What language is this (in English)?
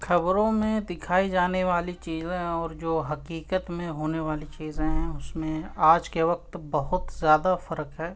Urdu